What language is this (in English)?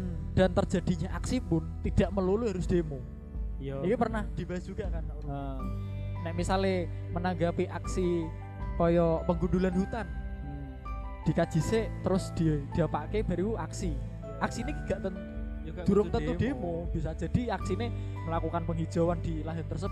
Indonesian